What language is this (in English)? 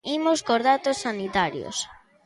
Galician